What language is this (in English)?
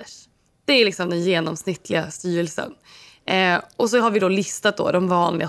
Swedish